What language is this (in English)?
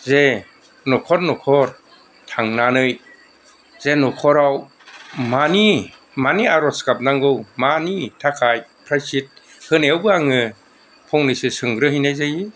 Bodo